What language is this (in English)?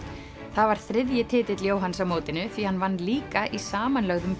Icelandic